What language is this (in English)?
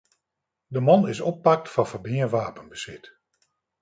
Western Frisian